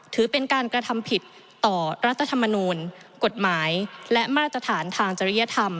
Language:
Thai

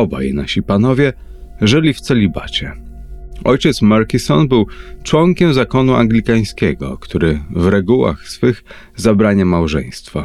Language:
Polish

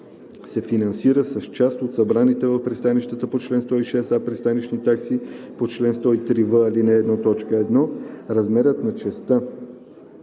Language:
Bulgarian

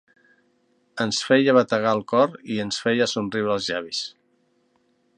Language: Catalan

